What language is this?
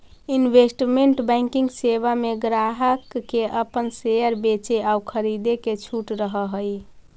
Magahi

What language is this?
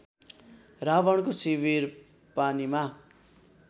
Nepali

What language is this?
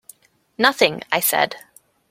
English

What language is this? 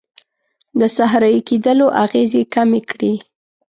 Pashto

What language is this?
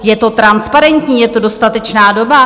Czech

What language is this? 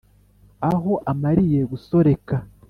Kinyarwanda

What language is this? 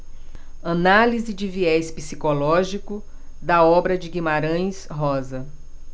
Portuguese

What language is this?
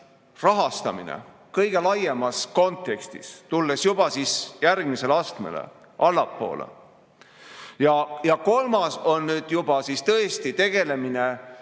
Estonian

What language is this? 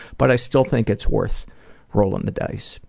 English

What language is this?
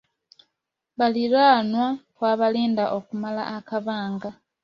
Ganda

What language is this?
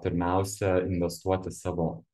Lithuanian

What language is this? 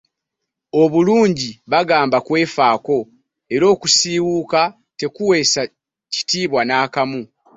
Ganda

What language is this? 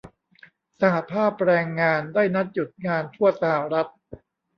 Thai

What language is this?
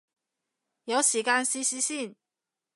Cantonese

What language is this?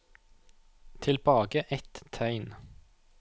Norwegian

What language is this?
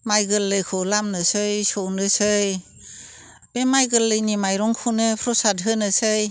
Bodo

